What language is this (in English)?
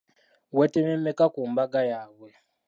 Ganda